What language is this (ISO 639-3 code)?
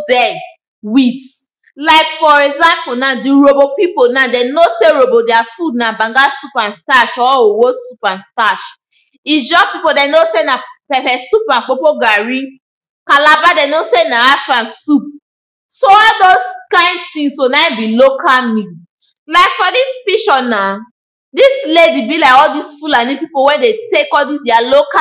pcm